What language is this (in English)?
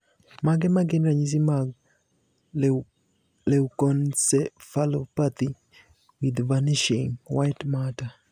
Luo (Kenya and Tanzania)